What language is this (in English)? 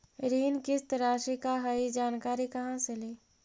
Magahi